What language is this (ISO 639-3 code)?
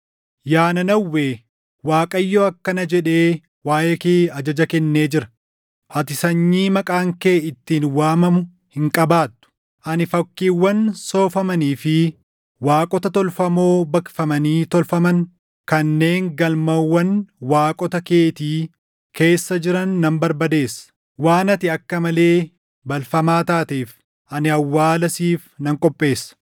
orm